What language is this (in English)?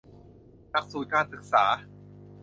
Thai